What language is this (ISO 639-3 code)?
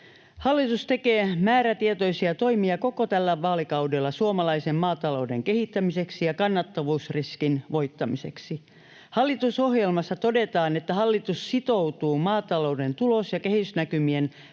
fin